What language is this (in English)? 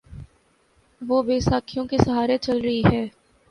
Urdu